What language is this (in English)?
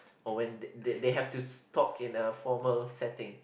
English